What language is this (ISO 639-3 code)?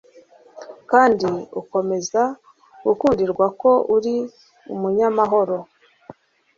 kin